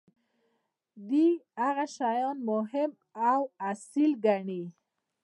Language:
Pashto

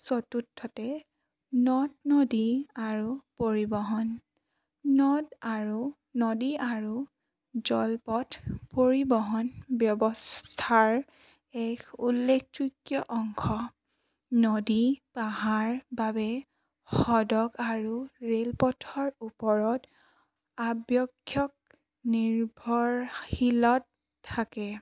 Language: Assamese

